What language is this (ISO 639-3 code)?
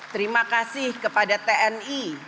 ind